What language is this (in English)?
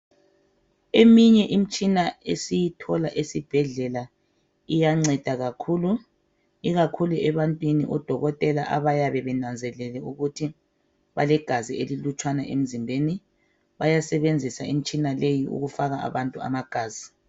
North Ndebele